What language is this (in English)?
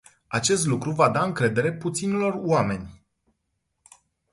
Romanian